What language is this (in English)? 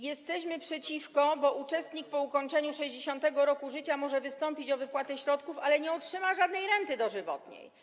Polish